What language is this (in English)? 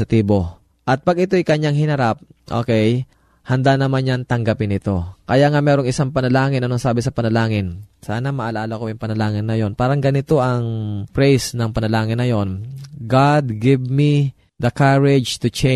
Filipino